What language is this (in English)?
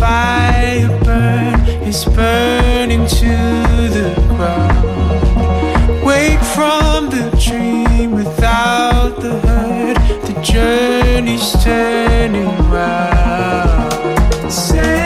Greek